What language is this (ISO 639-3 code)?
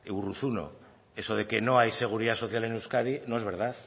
spa